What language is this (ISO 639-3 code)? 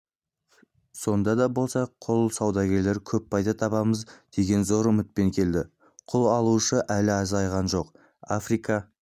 kaz